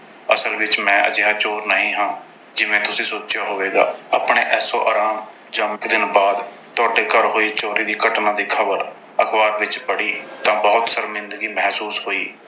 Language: Punjabi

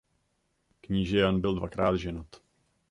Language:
Czech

